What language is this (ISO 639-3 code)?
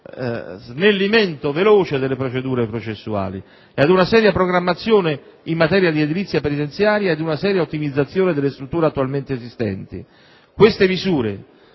ita